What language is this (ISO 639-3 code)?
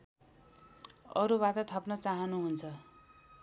nep